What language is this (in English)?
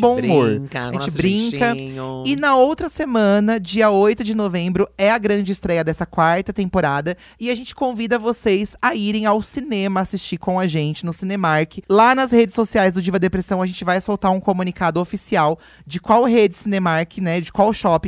Portuguese